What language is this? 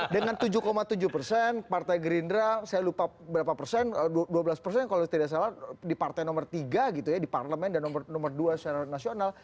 Indonesian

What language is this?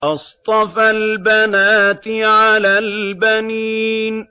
Arabic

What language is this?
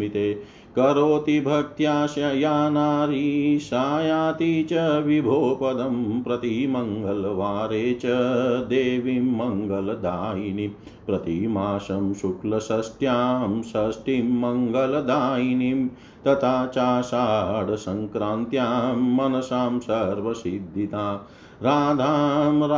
Hindi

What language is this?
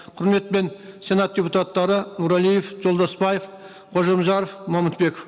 Kazakh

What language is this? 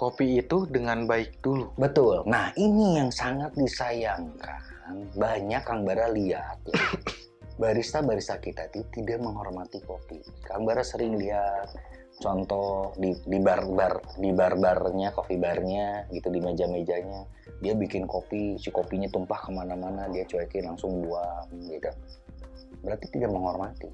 Indonesian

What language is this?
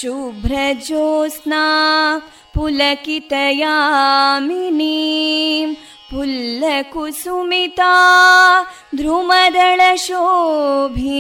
Kannada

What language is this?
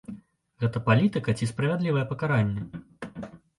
Belarusian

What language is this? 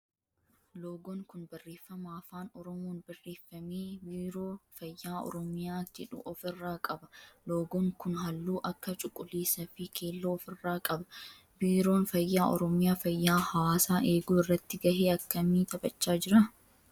Oromo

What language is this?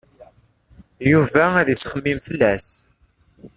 Kabyle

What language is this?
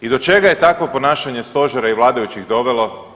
Croatian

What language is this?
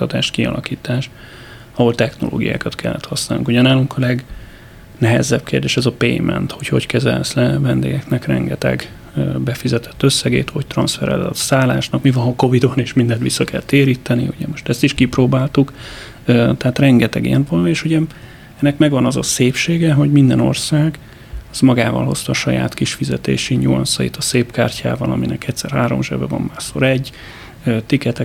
Hungarian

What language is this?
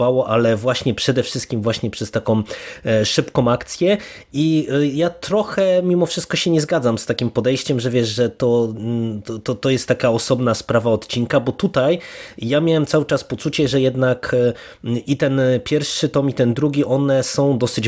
Polish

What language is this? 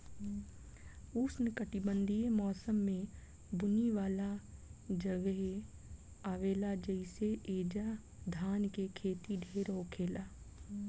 Bhojpuri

